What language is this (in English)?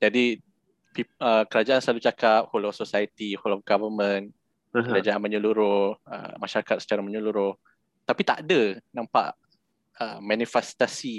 Malay